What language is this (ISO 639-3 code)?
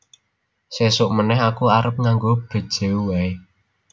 jav